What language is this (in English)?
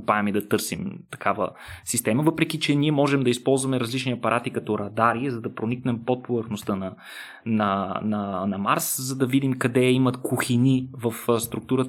Bulgarian